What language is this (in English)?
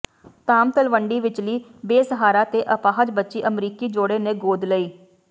Punjabi